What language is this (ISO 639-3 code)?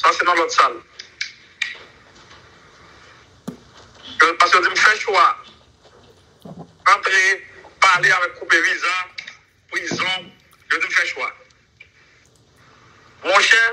fra